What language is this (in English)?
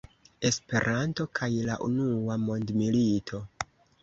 Esperanto